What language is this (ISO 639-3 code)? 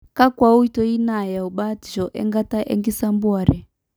mas